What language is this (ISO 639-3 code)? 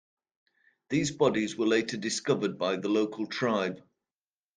eng